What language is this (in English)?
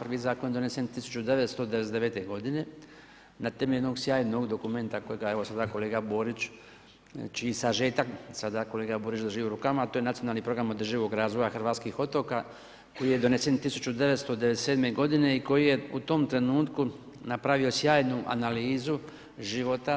Croatian